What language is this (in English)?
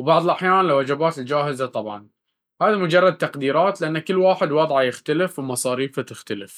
Baharna Arabic